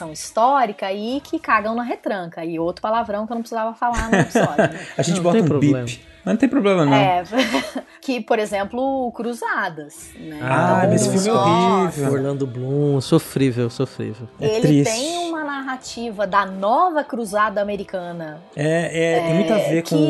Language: Portuguese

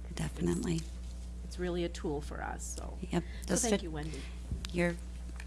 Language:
English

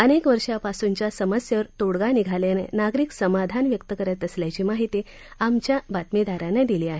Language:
Marathi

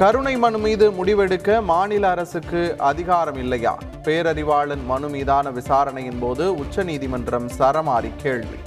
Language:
Tamil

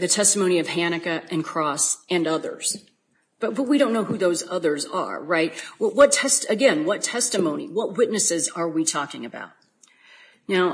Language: English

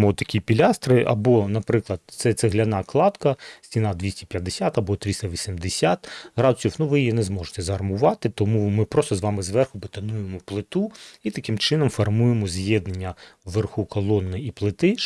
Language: Ukrainian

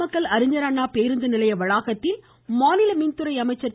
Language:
Tamil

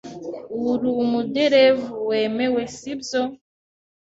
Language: Kinyarwanda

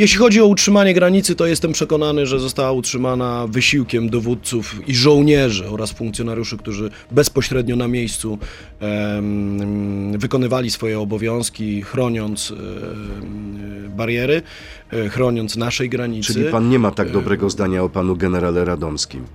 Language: Polish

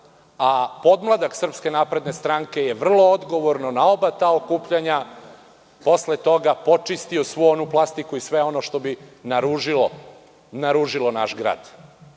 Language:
Serbian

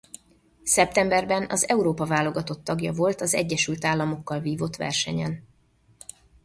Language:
Hungarian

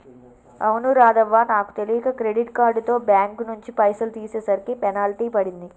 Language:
Telugu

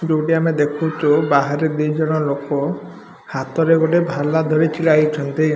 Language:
Odia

